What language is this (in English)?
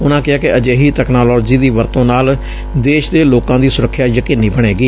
Punjabi